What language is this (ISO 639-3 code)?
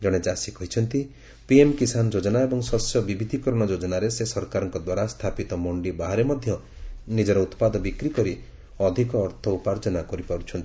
ori